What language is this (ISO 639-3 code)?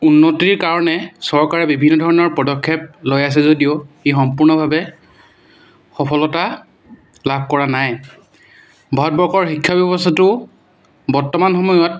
asm